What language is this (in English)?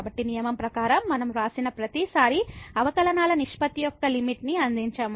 Telugu